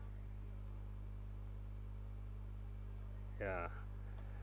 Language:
English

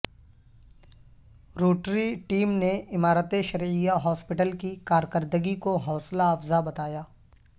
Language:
Urdu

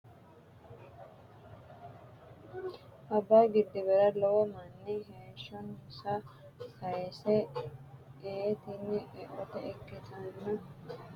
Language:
Sidamo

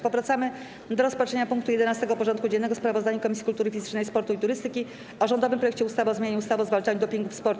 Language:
Polish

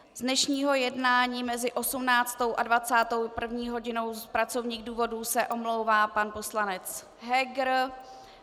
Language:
Czech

